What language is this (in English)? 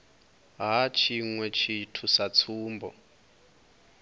Venda